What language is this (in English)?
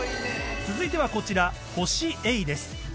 Japanese